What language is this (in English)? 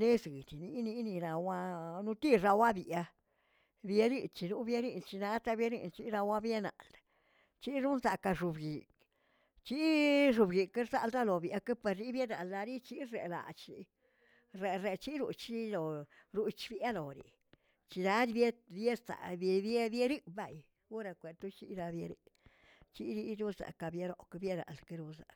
Tilquiapan Zapotec